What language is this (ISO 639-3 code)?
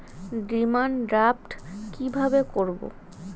ben